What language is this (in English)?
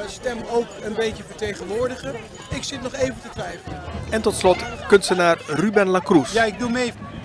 Dutch